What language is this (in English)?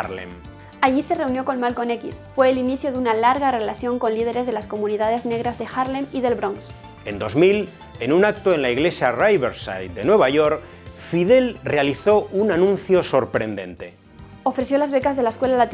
Spanish